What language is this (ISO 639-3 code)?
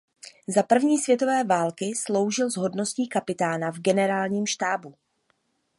ces